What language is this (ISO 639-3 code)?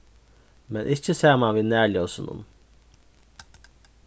fao